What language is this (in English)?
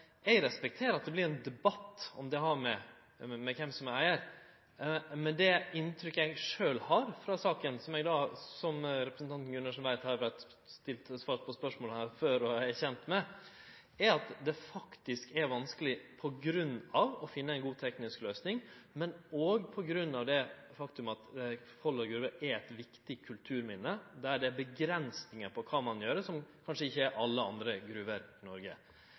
Norwegian Nynorsk